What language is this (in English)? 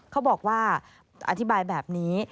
Thai